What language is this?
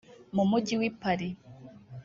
Kinyarwanda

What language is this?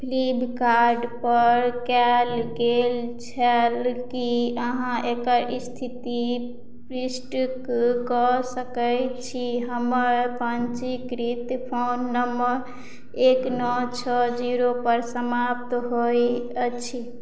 Maithili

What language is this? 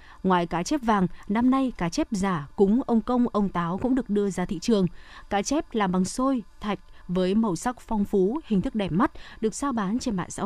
Vietnamese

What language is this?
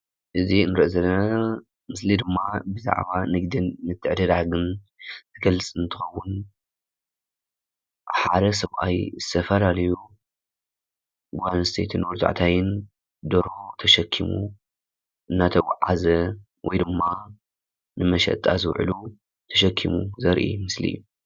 Tigrinya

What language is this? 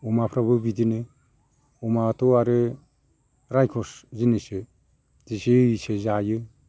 Bodo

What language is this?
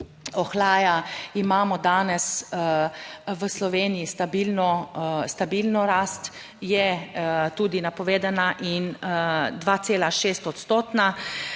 Slovenian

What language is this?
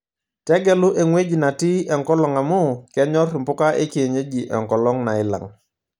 Masai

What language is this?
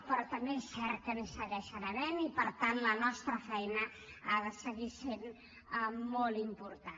Catalan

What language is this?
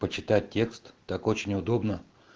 Russian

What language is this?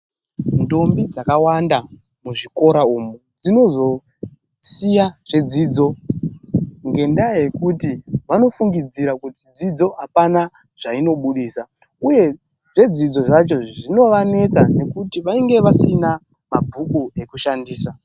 Ndau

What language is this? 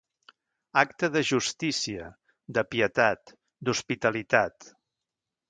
Catalan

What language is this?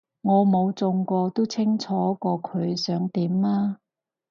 Cantonese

